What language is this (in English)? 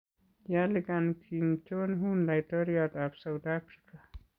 Kalenjin